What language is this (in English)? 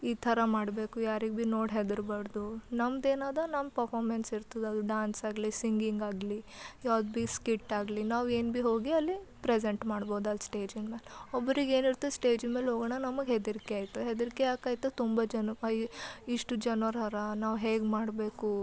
Kannada